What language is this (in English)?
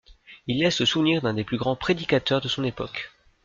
French